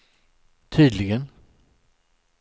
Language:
Swedish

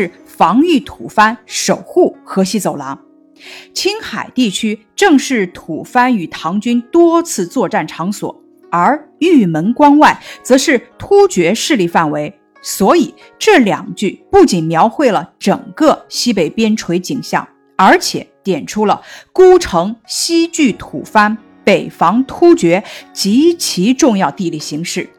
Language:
Chinese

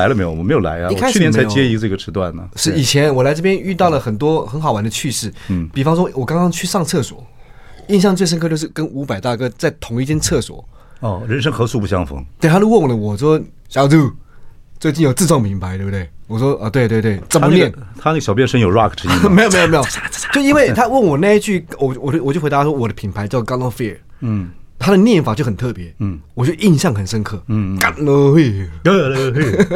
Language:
Chinese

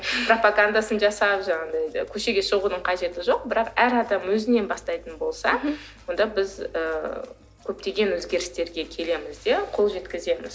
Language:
Kazakh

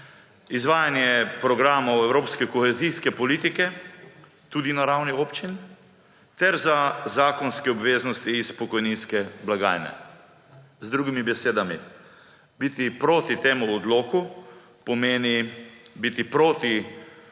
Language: Slovenian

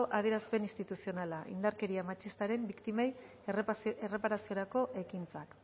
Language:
Basque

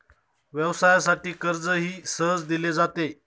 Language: Marathi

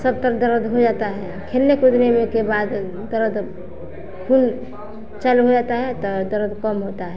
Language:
Hindi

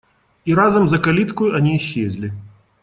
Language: Russian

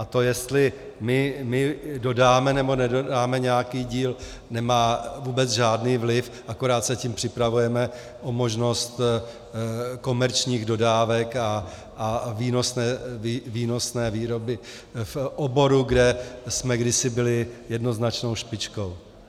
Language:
Czech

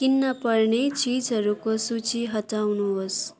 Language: Nepali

